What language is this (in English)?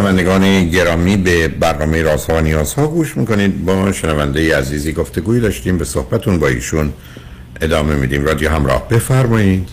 Persian